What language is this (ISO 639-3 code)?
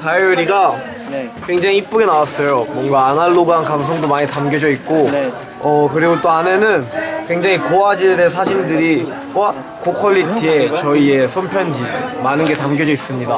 kor